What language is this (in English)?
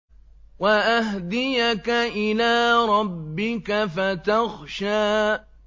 Arabic